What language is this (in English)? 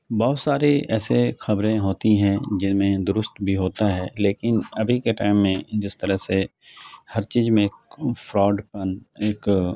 Urdu